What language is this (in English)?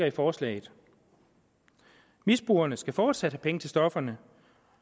Danish